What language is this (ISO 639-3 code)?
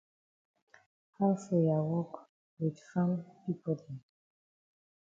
wes